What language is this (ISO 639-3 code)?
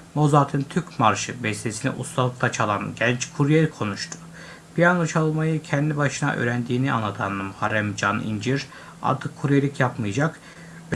tur